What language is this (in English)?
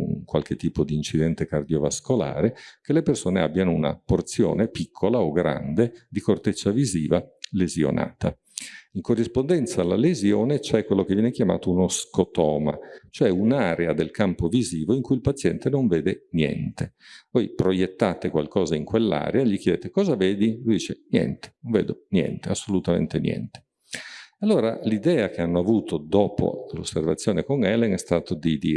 Italian